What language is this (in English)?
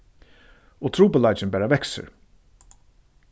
Faroese